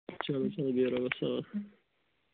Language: Kashmiri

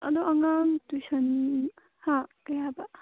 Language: Manipuri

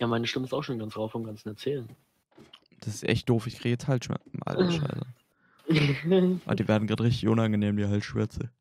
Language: German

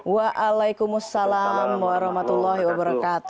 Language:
Indonesian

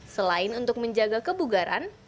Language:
Indonesian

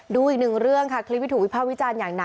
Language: Thai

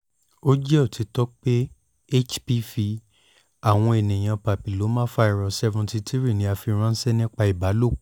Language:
Yoruba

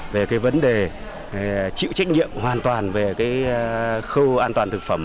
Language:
Vietnamese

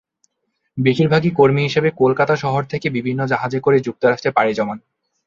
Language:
Bangla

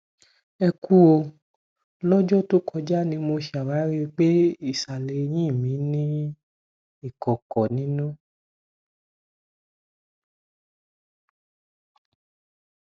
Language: Yoruba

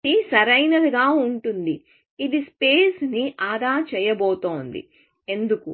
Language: Telugu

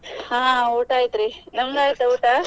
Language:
Kannada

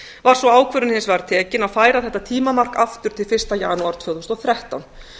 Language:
Icelandic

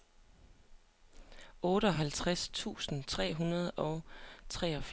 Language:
Danish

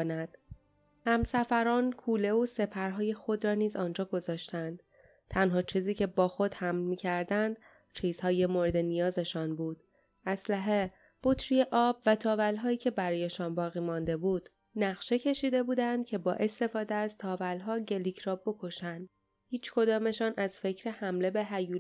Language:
Persian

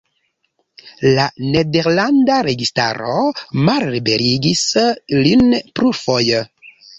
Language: Esperanto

